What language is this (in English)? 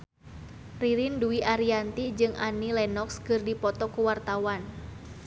Sundanese